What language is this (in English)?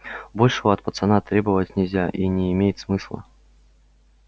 Russian